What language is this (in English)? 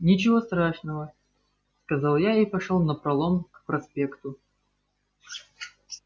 Russian